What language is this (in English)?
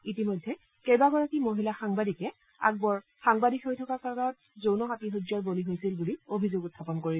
Assamese